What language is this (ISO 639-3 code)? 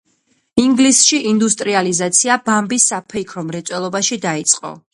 kat